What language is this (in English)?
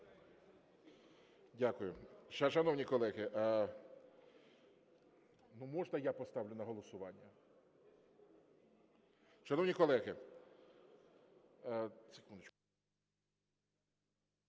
Ukrainian